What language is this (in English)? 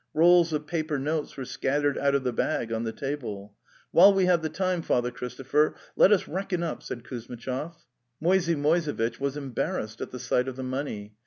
English